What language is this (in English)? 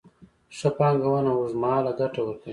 Pashto